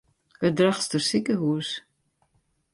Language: Western Frisian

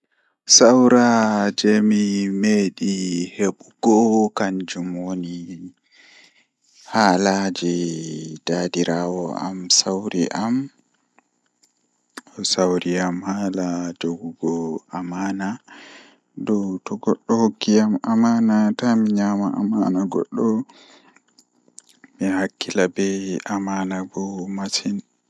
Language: Fula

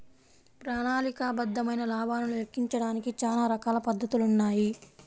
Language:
Telugu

